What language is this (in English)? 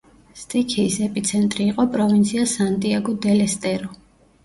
Georgian